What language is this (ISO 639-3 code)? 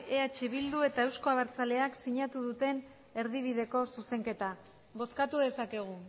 eus